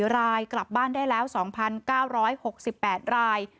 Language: Thai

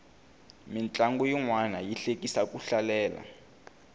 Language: Tsonga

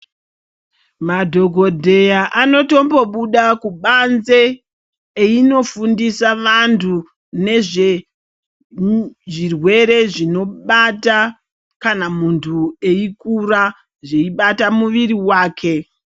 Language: Ndau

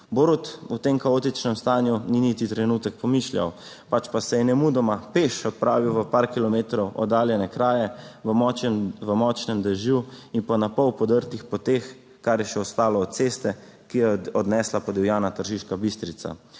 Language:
Slovenian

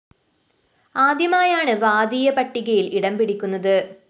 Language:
Malayalam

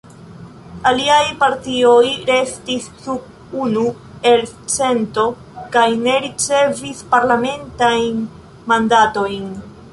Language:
Esperanto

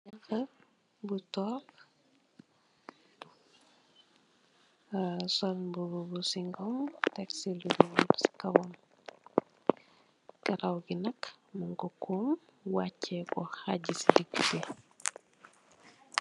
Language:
Wolof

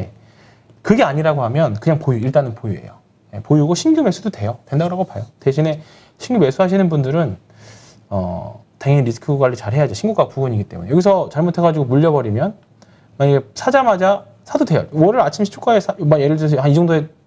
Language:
Korean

